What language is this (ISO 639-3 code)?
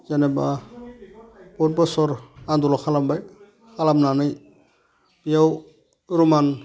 brx